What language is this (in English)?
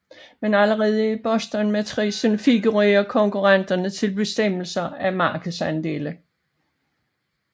Danish